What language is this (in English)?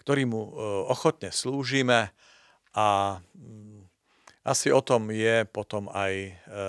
Slovak